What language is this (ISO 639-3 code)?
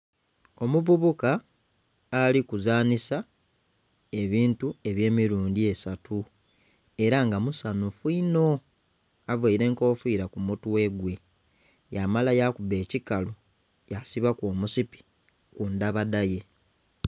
xog